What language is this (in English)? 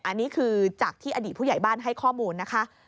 Thai